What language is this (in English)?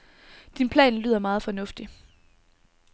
Danish